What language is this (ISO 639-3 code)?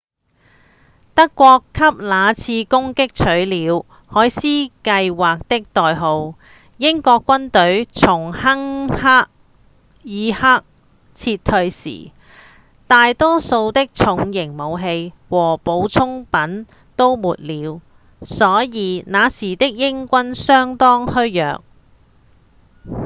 yue